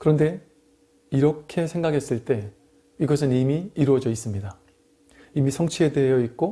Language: Korean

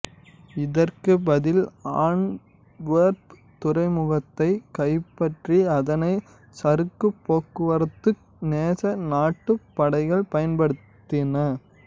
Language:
Tamil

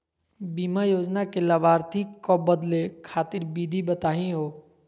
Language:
Magahi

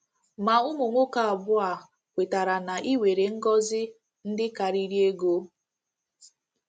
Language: Igbo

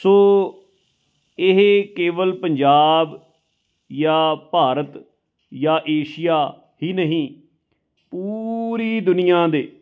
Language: Punjabi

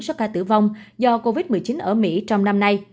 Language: Vietnamese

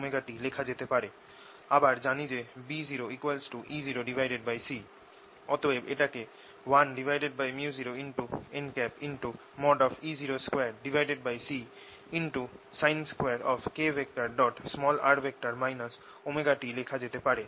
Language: Bangla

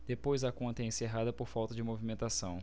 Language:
Portuguese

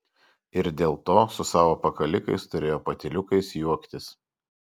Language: Lithuanian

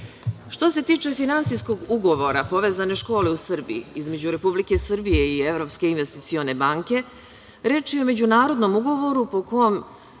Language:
Serbian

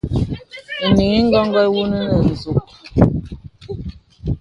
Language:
Bebele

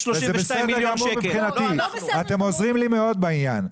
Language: Hebrew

